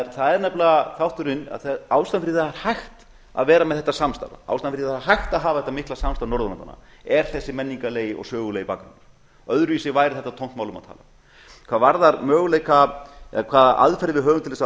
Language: Icelandic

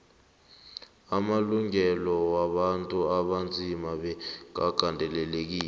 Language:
South Ndebele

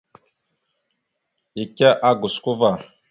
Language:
Mada (Cameroon)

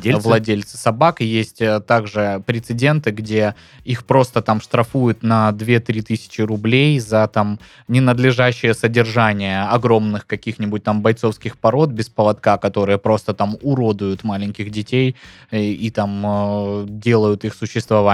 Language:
Russian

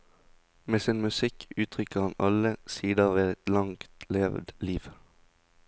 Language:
Norwegian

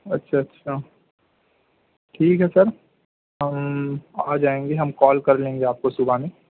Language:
Urdu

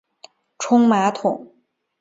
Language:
Chinese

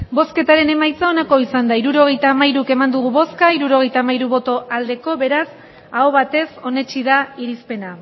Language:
Basque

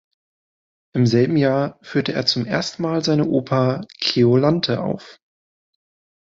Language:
German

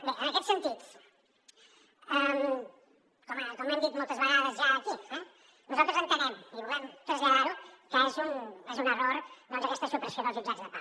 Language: Catalan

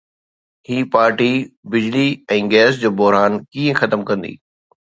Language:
Sindhi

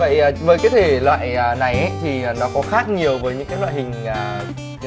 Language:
Vietnamese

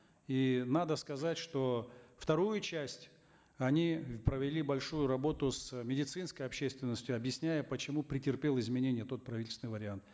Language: Kazakh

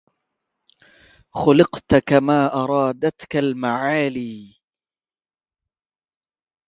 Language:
Arabic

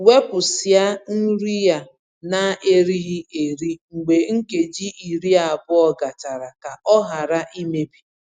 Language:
Igbo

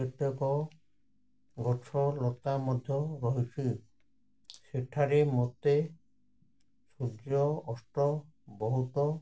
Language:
Odia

